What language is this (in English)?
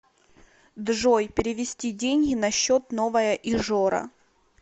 Russian